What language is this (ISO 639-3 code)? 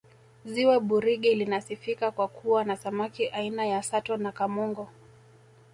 swa